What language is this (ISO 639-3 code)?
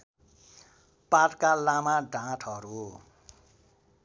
nep